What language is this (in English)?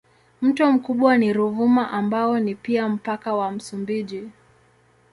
Swahili